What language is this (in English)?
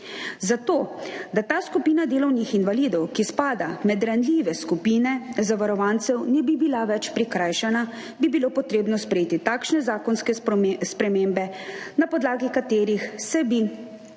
Slovenian